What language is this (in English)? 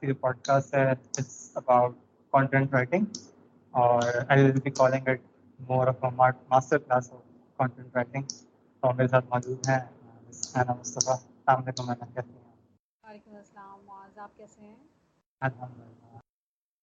Urdu